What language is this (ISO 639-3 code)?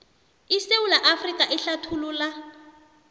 nbl